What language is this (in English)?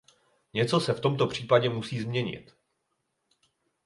Czech